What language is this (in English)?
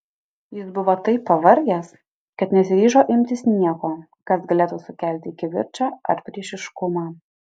Lithuanian